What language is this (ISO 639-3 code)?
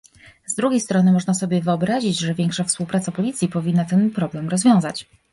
pol